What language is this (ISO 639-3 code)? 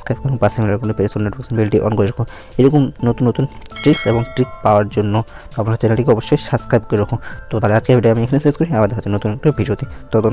hin